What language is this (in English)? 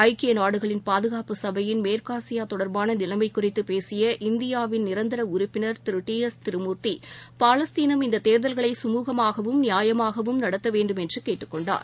Tamil